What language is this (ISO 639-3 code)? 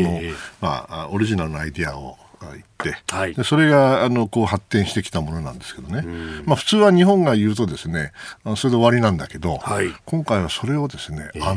jpn